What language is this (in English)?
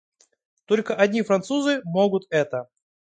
Russian